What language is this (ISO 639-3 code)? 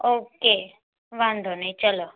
guj